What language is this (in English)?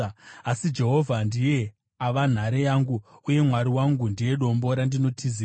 Shona